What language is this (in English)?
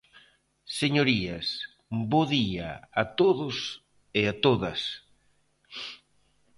Galician